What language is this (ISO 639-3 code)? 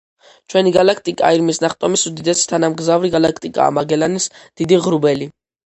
kat